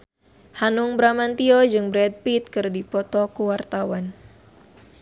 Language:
Sundanese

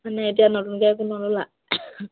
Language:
Assamese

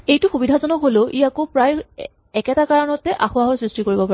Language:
Assamese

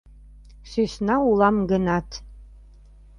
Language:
Mari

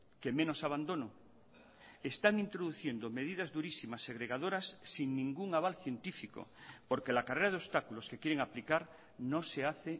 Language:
Spanish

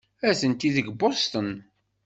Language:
Kabyle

